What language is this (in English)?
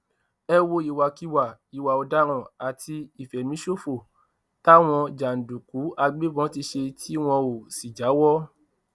Yoruba